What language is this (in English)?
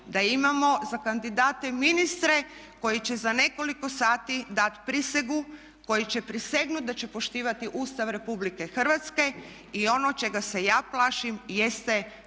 Croatian